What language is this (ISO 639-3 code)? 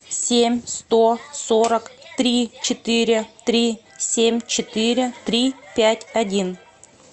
rus